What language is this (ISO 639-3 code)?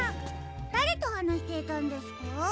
jpn